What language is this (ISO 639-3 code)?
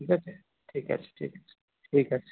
ben